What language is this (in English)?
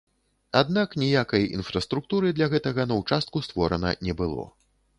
Belarusian